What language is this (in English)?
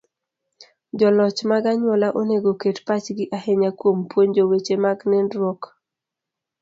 Luo (Kenya and Tanzania)